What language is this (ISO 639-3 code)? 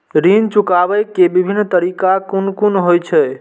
mai